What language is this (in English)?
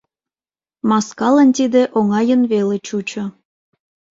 Mari